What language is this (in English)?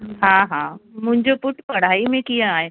Sindhi